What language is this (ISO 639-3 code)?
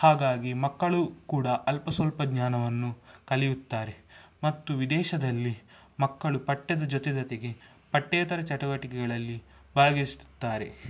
kan